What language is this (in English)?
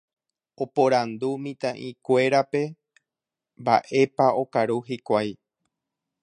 Guarani